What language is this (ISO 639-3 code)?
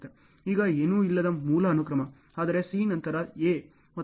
kan